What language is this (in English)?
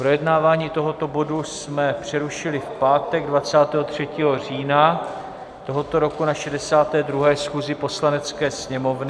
Czech